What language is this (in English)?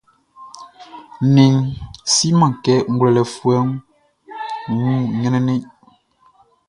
Baoulé